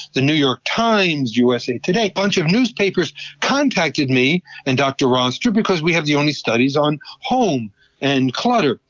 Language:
English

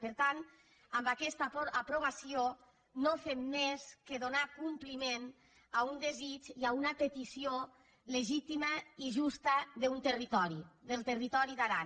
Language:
Catalan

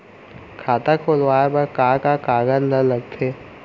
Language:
Chhattisgarhi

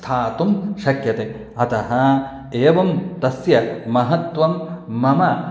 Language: Sanskrit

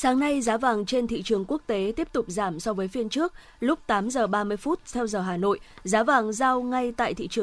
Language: Vietnamese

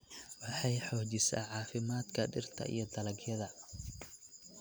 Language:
Somali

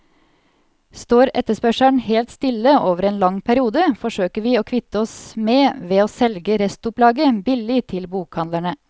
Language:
Norwegian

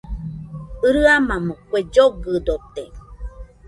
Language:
Nüpode Huitoto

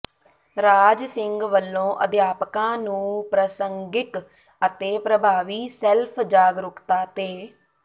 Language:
Punjabi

